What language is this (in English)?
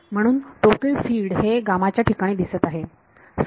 Marathi